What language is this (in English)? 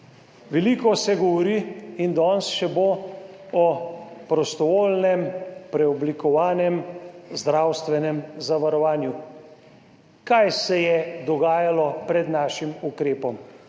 Slovenian